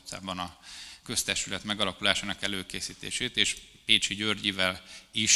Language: Hungarian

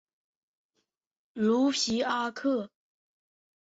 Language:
Chinese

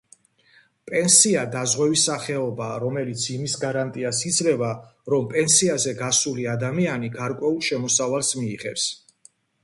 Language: Georgian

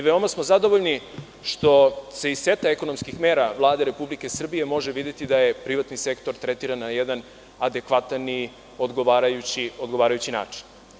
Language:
Serbian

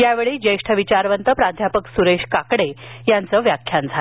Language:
Marathi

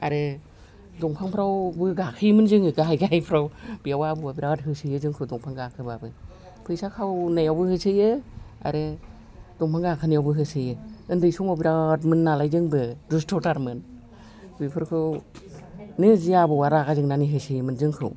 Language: Bodo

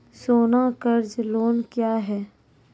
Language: Maithili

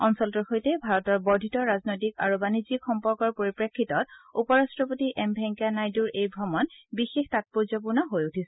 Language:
Assamese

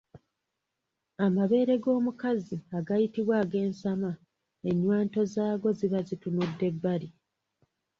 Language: Ganda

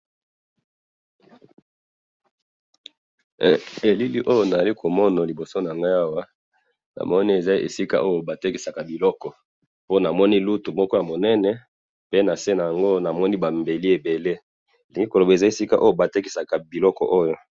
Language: Lingala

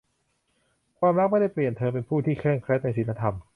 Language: Thai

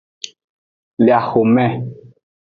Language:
Aja (Benin)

